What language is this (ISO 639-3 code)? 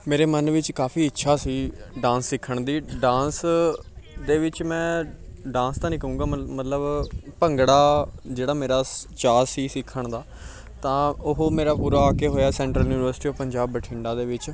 pan